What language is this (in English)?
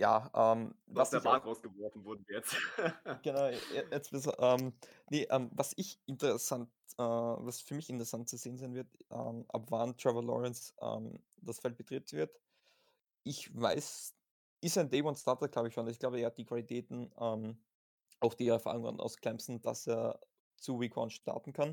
German